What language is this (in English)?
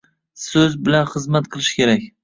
Uzbek